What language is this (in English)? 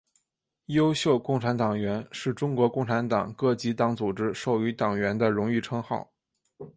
Chinese